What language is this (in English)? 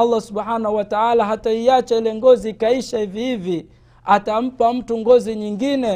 Swahili